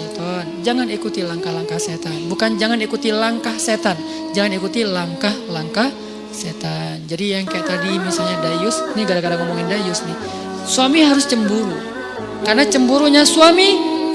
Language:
Indonesian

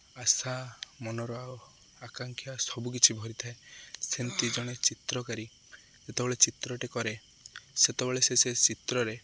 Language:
Odia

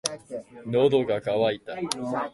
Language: Japanese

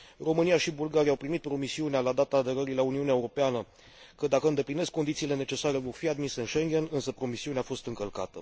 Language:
Romanian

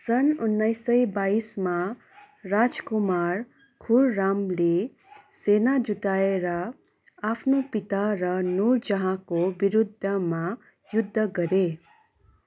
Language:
Nepali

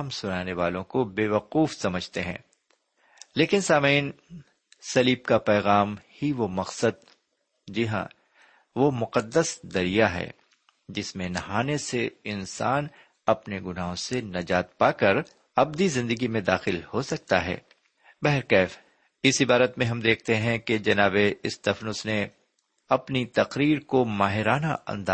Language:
Urdu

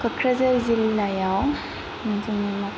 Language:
Bodo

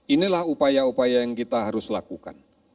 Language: Indonesian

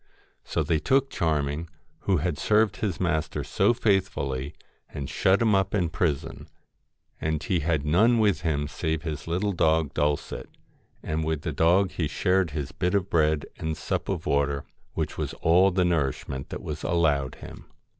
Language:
English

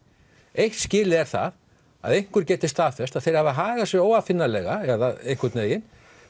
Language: Icelandic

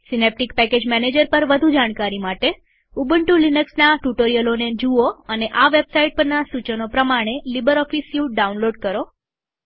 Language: Gujarati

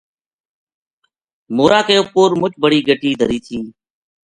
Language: Gujari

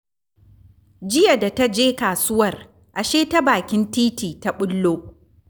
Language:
Hausa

